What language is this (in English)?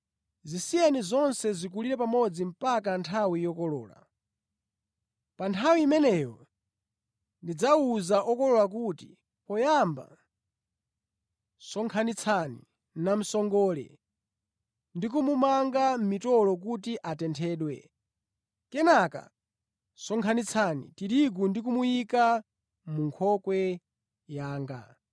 Nyanja